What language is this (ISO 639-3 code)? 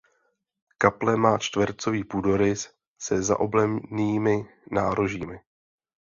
ces